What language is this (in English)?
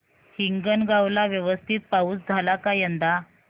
Marathi